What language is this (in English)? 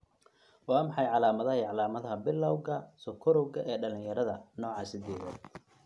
Somali